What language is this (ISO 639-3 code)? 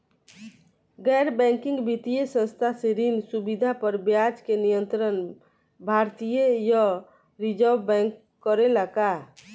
bho